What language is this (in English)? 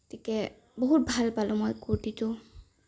Assamese